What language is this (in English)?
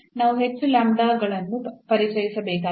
Kannada